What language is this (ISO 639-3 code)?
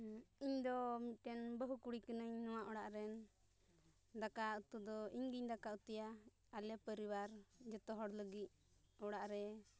sat